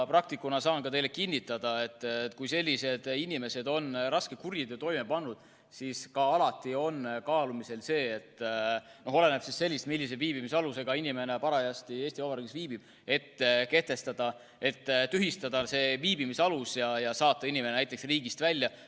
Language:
Estonian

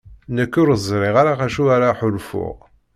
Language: Kabyle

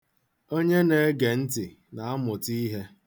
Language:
Igbo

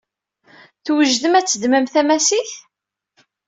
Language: Kabyle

